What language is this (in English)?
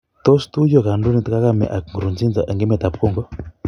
Kalenjin